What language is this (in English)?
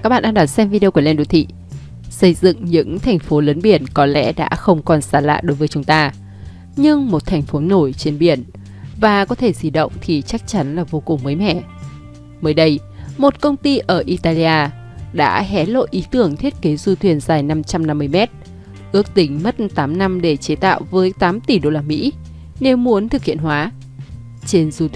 Vietnamese